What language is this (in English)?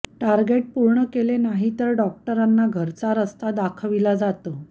Marathi